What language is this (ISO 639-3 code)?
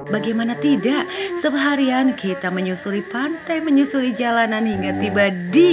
ind